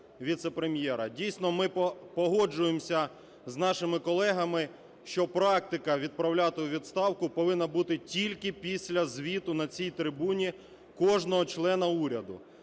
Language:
Ukrainian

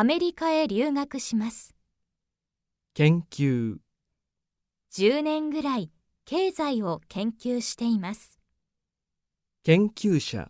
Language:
Japanese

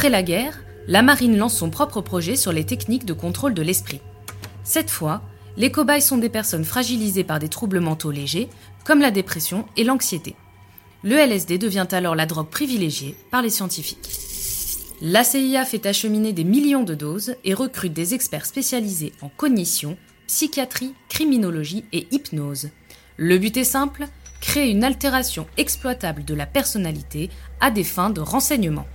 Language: French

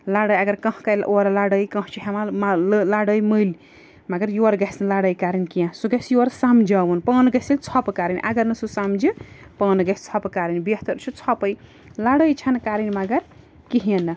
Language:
Kashmiri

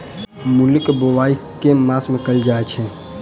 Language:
Maithili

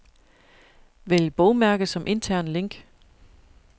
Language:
Danish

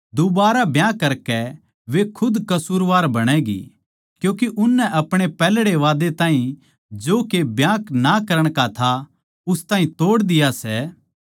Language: Haryanvi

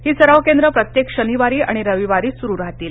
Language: Marathi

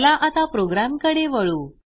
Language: Marathi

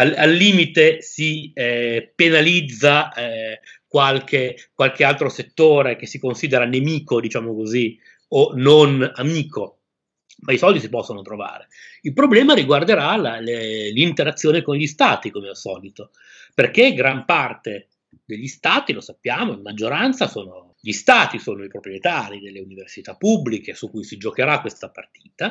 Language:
Italian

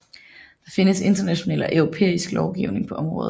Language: Danish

